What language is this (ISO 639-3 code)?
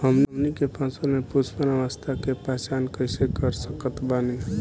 bho